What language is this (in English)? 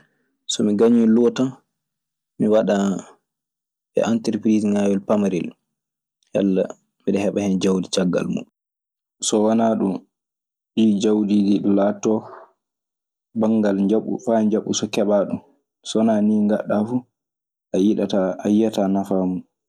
Maasina Fulfulde